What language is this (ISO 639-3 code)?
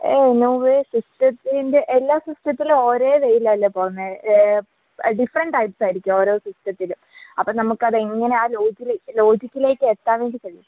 mal